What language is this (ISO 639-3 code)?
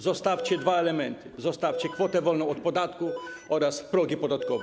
pol